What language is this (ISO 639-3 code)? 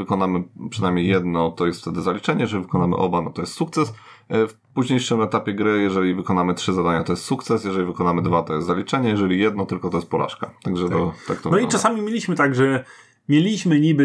pol